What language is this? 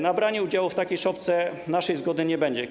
Polish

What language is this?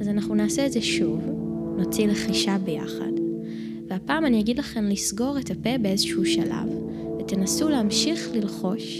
Hebrew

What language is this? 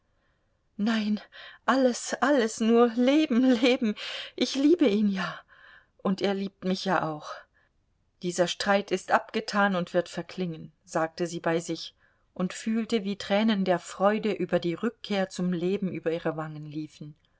German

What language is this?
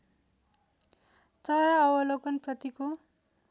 Nepali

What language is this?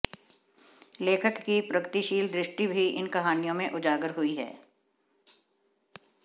Hindi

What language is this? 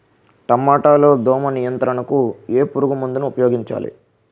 Telugu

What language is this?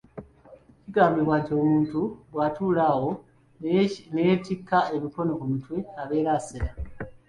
Ganda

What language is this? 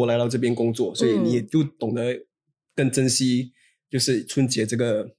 Chinese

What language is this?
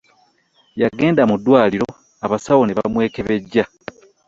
Ganda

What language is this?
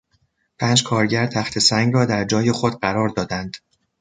Persian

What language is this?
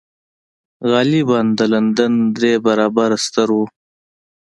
Pashto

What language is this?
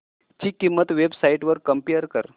Marathi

